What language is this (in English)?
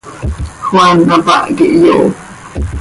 Seri